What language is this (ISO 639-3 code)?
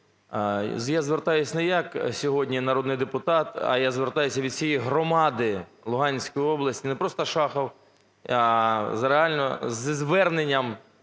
ukr